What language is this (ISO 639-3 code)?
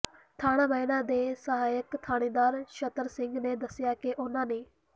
pan